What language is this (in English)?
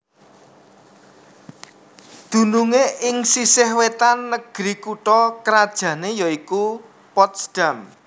Javanese